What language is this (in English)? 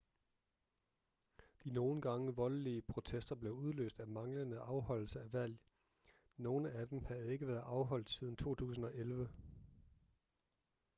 Danish